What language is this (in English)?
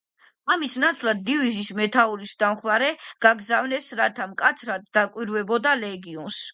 Georgian